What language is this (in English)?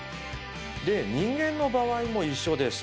Japanese